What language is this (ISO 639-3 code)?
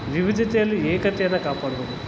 kan